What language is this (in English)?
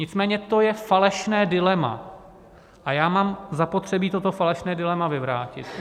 Czech